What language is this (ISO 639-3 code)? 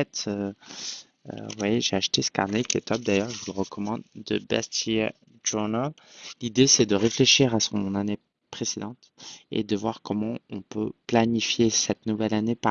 fra